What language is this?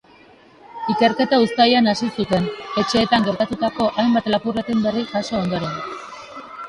Basque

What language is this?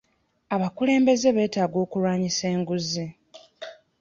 Ganda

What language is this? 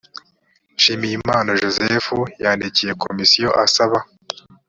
Kinyarwanda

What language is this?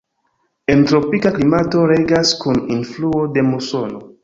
Esperanto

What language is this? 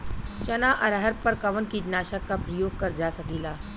Bhojpuri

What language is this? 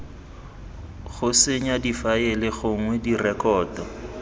Tswana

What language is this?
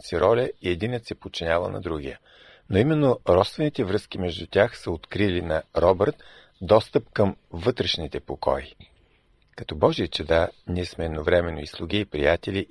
Bulgarian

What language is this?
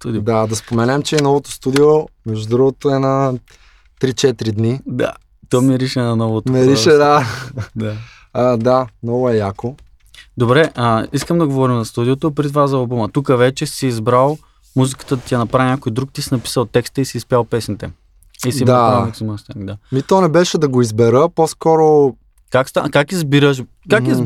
Bulgarian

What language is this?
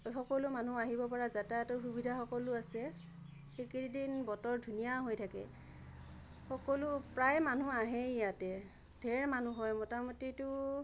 Assamese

